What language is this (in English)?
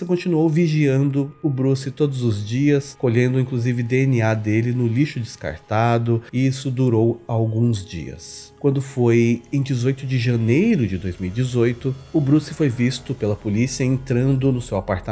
Portuguese